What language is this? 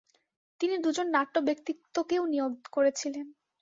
Bangla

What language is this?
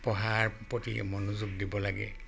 Assamese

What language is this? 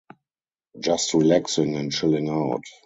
English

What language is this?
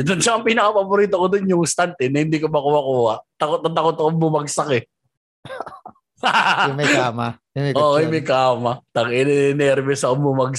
Filipino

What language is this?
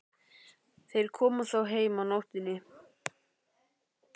Icelandic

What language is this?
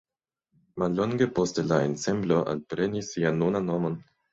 Esperanto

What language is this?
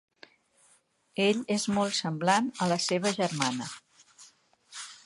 Catalan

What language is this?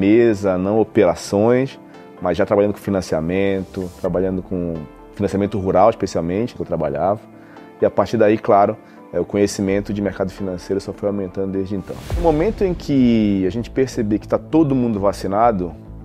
Portuguese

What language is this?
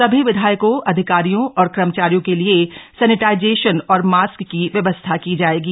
Hindi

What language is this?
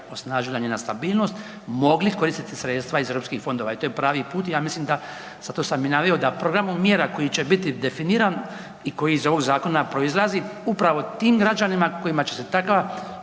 Croatian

